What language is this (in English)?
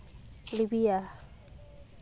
Santali